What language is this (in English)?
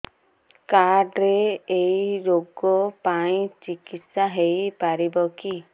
Odia